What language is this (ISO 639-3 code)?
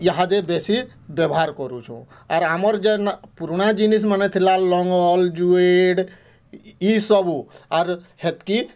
ori